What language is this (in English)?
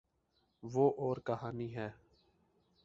Urdu